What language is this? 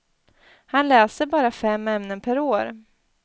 Swedish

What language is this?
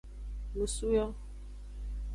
Aja (Benin)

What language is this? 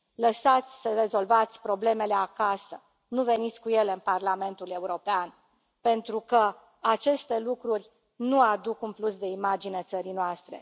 Romanian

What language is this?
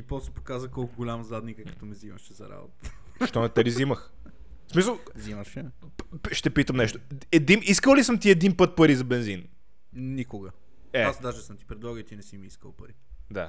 Bulgarian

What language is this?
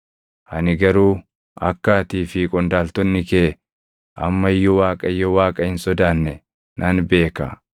Oromo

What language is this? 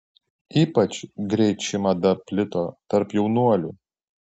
Lithuanian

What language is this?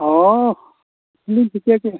Santali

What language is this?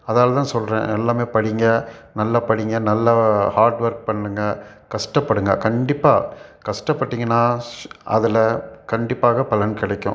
Tamil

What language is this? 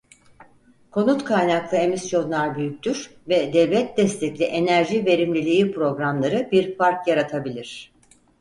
Turkish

